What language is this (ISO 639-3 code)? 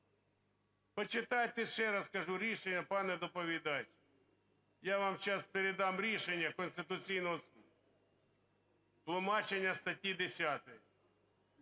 ukr